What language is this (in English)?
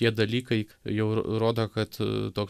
Lithuanian